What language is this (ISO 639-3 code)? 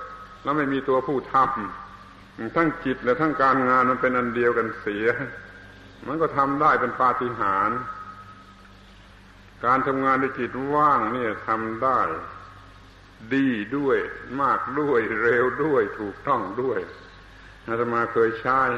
tha